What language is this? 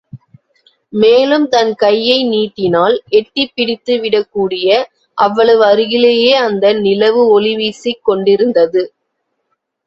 Tamil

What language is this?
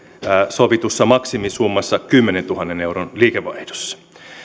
Finnish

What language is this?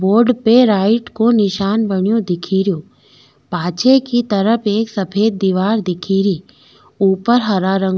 Rajasthani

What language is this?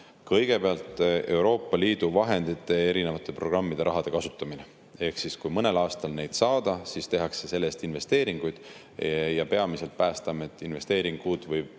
Estonian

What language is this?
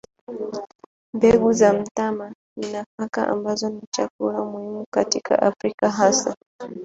Swahili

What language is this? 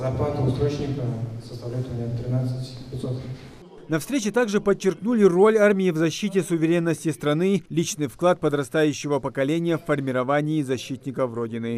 Russian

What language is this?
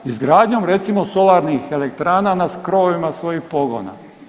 Croatian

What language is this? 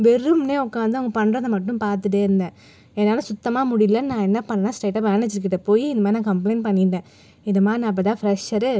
Tamil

